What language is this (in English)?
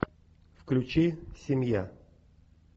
Russian